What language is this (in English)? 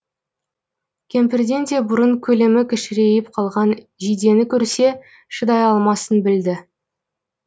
Kazakh